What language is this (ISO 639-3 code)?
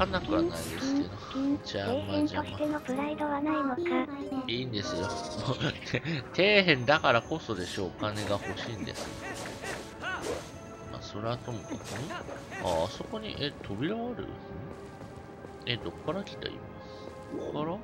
jpn